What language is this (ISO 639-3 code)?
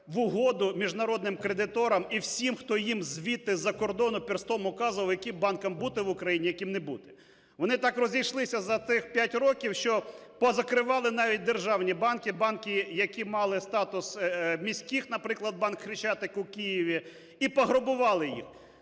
ukr